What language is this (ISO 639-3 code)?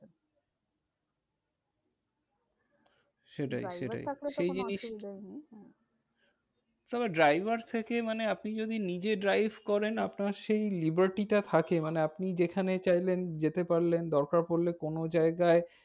ben